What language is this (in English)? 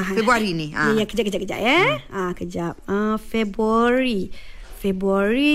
Malay